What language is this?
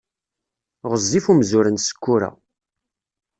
Kabyle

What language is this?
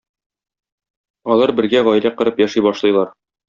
Tatar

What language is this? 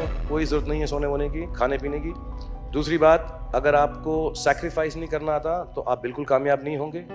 Hindi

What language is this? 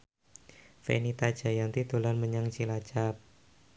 Javanese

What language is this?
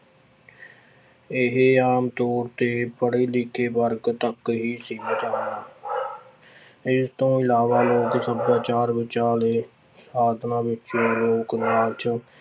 Punjabi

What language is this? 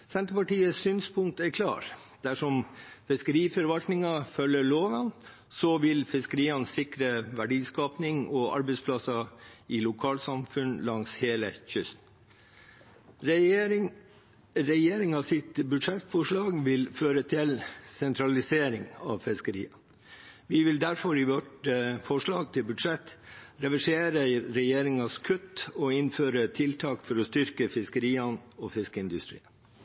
Norwegian Bokmål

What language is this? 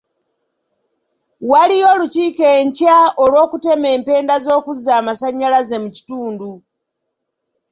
Ganda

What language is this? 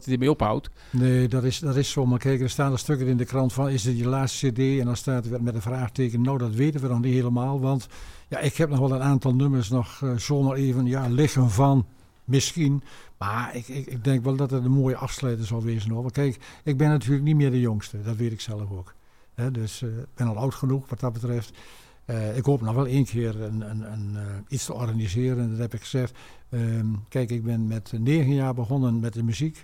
Dutch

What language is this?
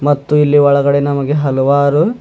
Kannada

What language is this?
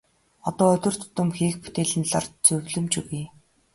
Mongolian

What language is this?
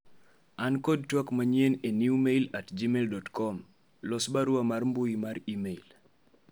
Luo (Kenya and Tanzania)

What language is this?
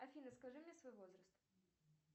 Russian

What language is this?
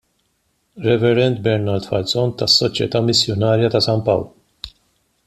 Maltese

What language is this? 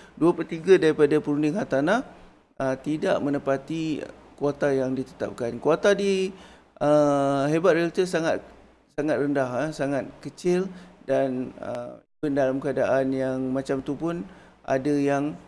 Malay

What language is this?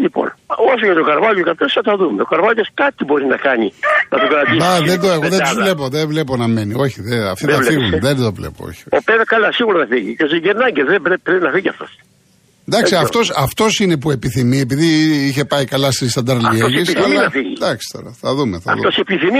Greek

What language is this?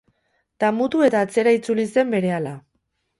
Basque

